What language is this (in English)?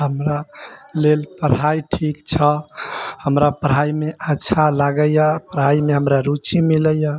Maithili